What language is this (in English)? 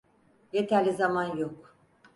Turkish